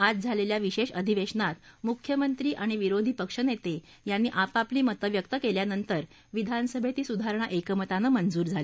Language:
Marathi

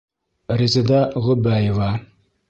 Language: Bashkir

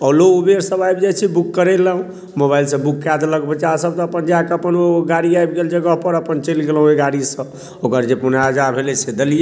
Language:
Maithili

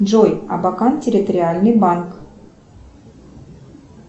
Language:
Russian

